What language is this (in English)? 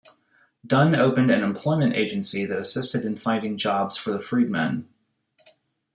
English